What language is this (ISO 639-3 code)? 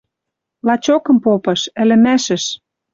mrj